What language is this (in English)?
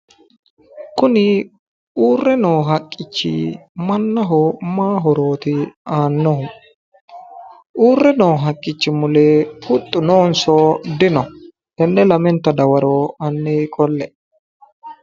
Sidamo